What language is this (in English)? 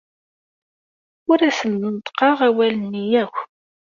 Kabyle